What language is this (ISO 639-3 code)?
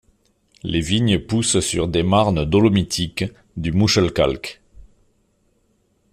fra